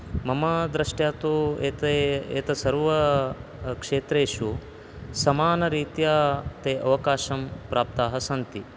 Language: Sanskrit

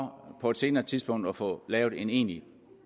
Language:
Danish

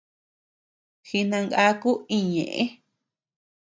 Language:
Tepeuxila Cuicatec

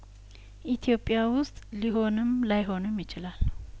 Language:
Amharic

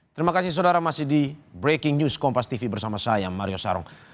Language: Indonesian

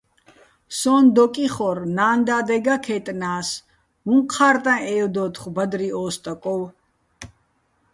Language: Bats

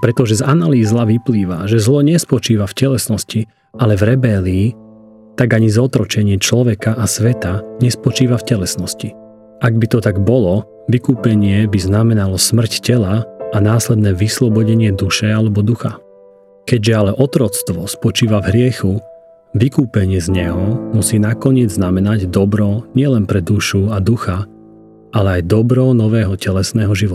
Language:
Slovak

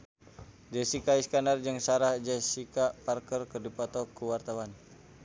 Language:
Sundanese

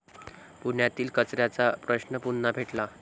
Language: Marathi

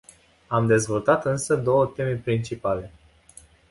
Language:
Romanian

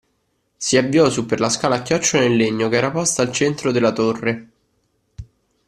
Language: Italian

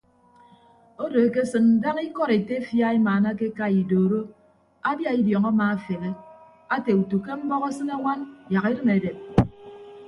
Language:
Ibibio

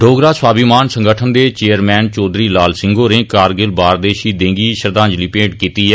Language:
Dogri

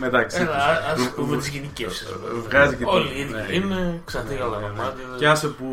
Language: Greek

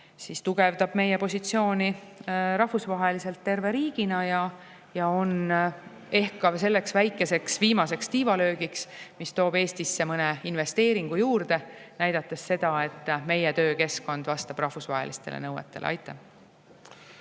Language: Estonian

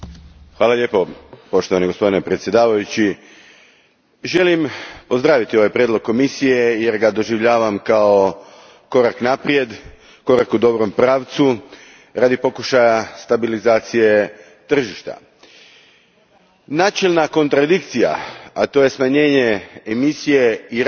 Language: Croatian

